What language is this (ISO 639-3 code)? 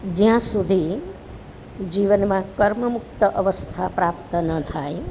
guj